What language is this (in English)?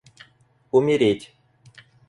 Russian